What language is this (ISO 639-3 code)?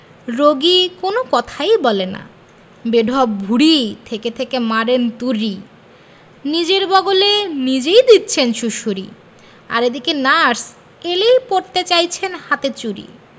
ben